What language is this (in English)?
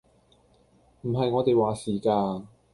Cantonese